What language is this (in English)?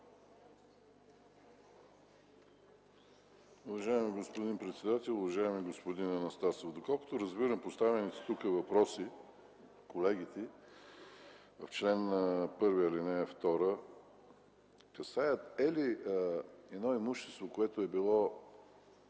Bulgarian